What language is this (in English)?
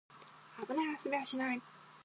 Japanese